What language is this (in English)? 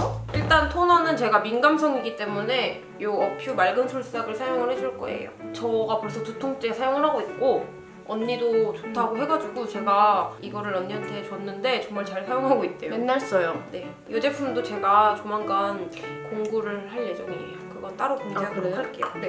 Korean